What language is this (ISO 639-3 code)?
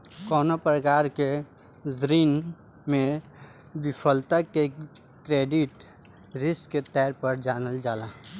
bho